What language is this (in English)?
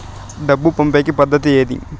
Telugu